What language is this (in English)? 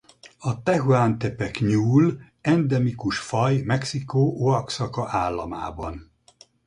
Hungarian